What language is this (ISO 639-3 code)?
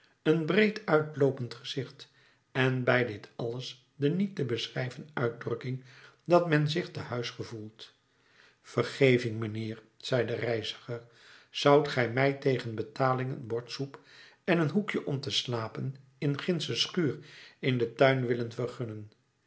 nld